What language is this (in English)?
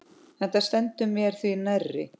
Icelandic